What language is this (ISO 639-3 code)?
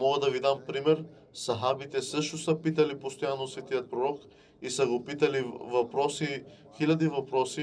bul